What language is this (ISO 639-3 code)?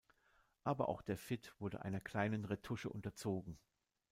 deu